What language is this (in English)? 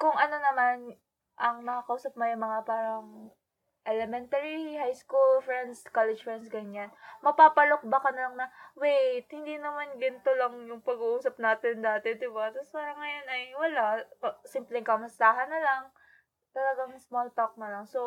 Filipino